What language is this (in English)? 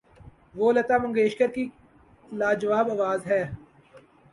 Urdu